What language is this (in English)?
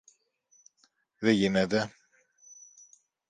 Greek